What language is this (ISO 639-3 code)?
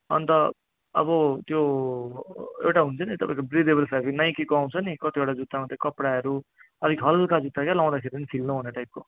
nep